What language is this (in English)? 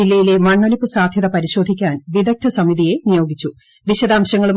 Malayalam